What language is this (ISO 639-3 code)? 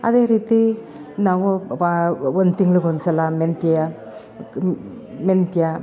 kan